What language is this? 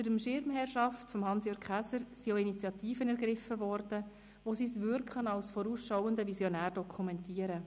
Swiss German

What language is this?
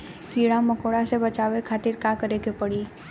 Bhojpuri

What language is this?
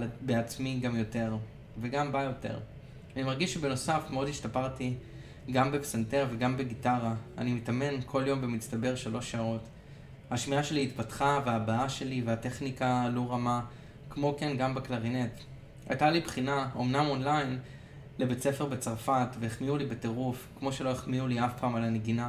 Hebrew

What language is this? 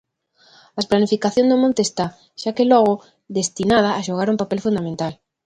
Galician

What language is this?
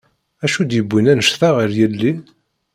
Kabyle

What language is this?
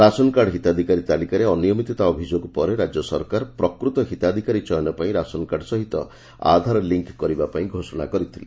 Odia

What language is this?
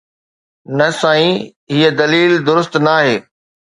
Sindhi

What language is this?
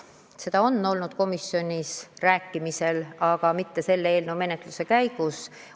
Estonian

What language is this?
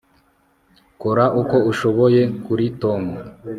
Kinyarwanda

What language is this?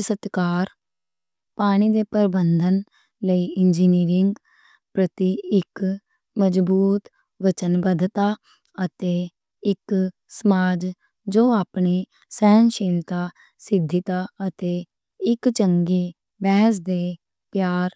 Western Panjabi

